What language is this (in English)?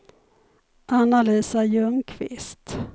Swedish